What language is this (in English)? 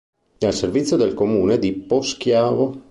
Italian